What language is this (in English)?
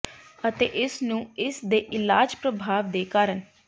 Punjabi